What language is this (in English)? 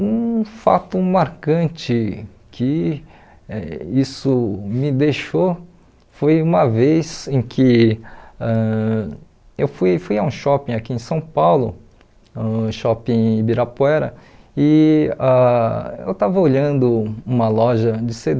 Portuguese